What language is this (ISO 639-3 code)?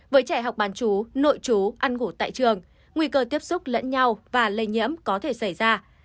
vie